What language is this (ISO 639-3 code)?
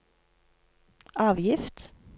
nor